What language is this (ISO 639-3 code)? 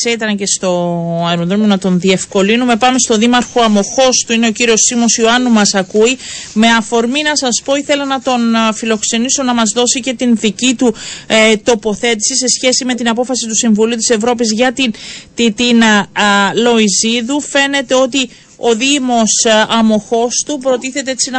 ell